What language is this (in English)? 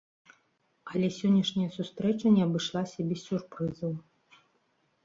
Belarusian